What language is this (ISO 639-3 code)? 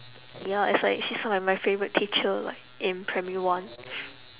eng